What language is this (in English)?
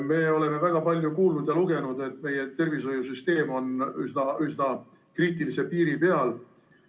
Estonian